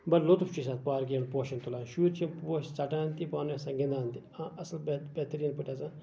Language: Kashmiri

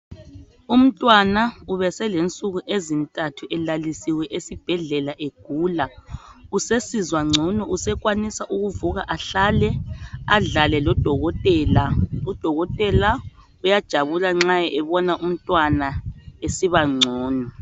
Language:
North Ndebele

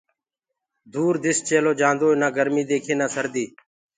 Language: Gurgula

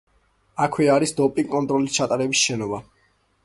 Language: Georgian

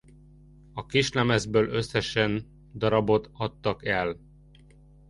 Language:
Hungarian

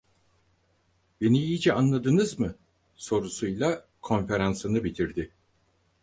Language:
Turkish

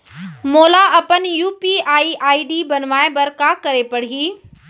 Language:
Chhattisgarhi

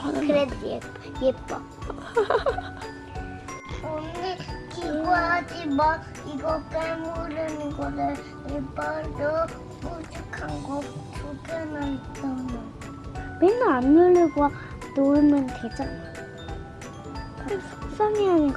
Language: Korean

